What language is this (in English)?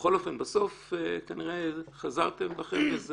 Hebrew